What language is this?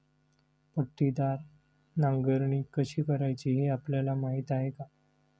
Marathi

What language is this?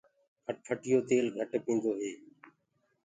Gurgula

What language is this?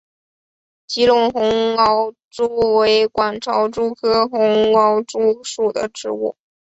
Chinese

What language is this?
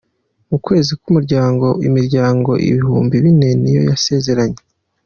Kinyarwanda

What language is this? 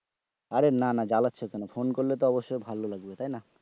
Bangla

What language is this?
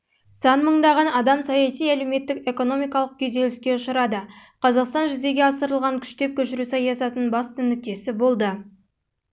Kazakh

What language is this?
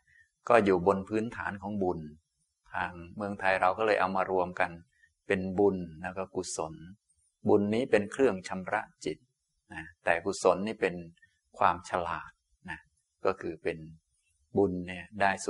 Thai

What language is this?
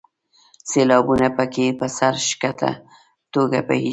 Pashto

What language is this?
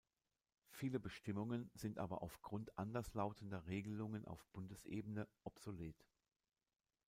German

